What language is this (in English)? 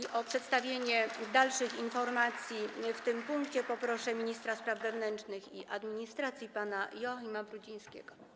Polish